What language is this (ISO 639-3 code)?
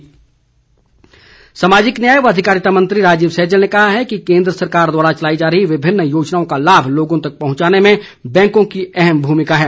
hin